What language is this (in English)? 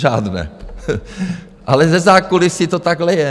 Czech